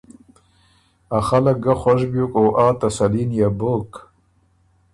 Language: Ormuri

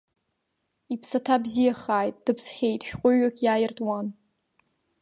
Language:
Abkhazian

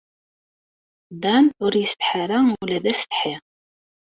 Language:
Kabyle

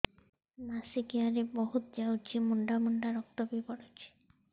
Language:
Odia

